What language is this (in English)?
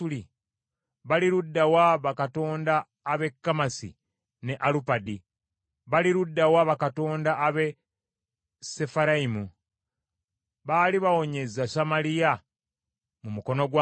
Ganda